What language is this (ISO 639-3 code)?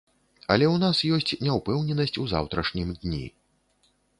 bel